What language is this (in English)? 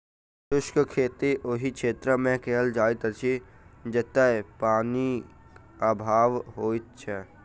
Maithili